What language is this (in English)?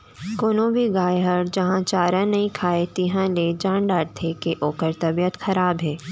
Chhattisgarhi